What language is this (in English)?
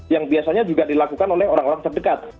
Indonesian